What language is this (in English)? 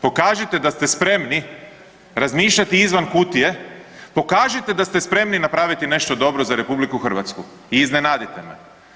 Croatian